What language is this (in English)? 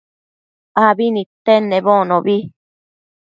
Matsés